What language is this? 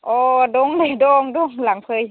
Bodo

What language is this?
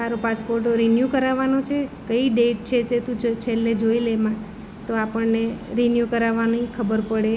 Gujarati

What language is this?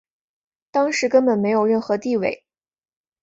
Chinese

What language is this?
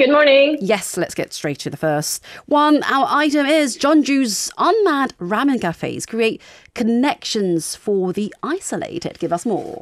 English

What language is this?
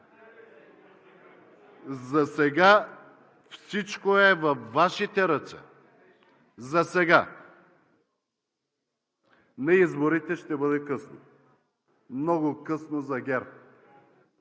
Bulgarian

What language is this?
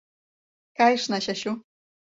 Mari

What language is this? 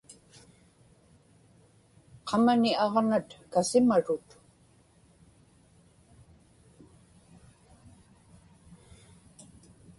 Inupiaq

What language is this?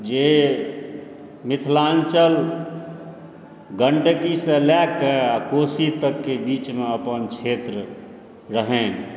Maithili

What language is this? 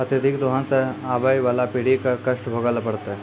Maithili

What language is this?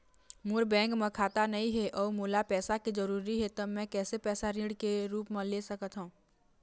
Chhattisgarhi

